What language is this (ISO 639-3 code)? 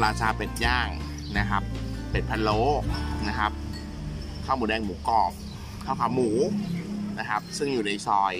tha